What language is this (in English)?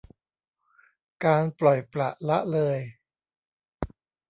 Thai